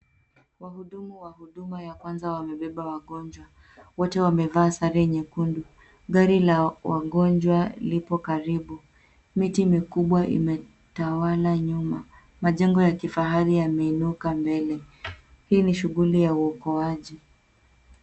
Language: Swahili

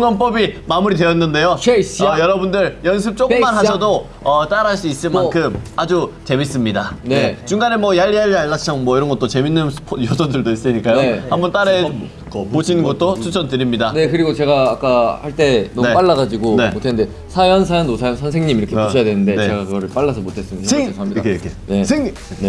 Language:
Korean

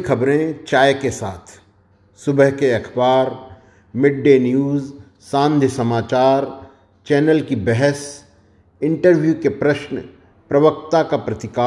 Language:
Hindi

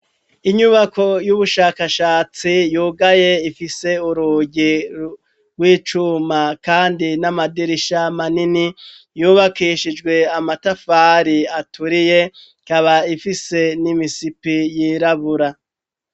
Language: Rundi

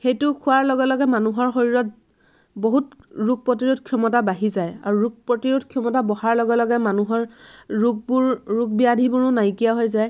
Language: Assamese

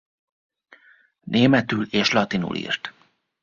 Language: Hungarian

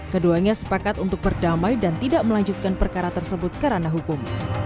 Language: Indonesian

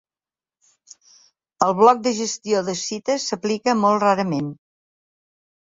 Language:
Catalan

